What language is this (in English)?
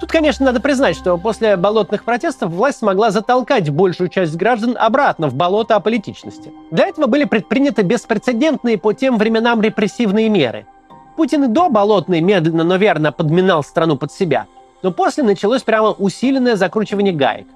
Russian